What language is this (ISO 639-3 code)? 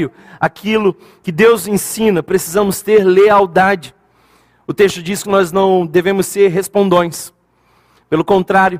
por